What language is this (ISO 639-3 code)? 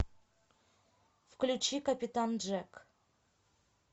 rus